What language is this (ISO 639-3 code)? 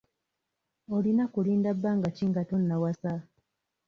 lug